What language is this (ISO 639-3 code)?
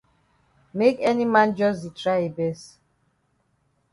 wes